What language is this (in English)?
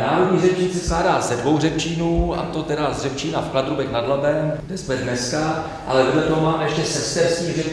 Czech